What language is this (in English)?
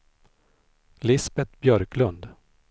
Swedish